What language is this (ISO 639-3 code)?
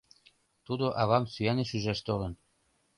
chm